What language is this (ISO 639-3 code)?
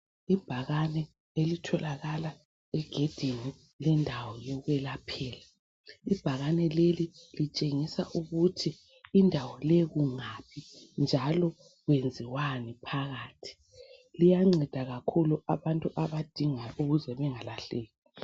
nde